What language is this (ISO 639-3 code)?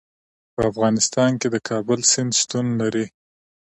pus